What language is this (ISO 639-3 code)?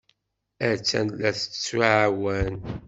kab